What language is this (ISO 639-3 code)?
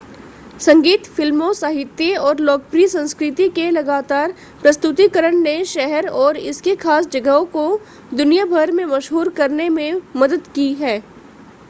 hin